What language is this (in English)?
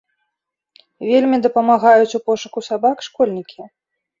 Belarusian